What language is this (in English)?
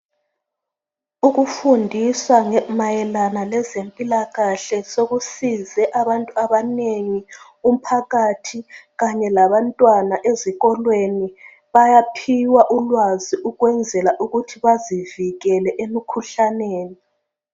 North Ndebele